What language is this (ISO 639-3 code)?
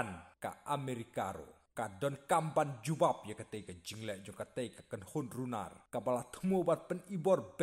ind